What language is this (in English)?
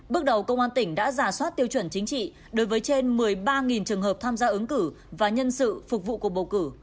Vietnamese